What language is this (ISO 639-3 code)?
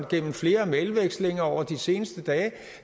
dan